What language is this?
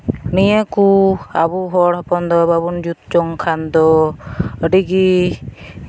Santali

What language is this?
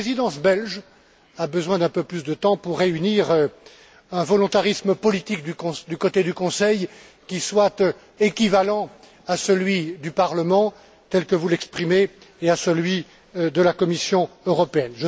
French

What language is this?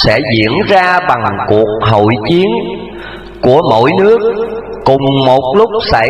Vietnamese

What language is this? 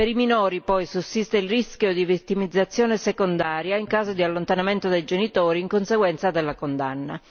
Italian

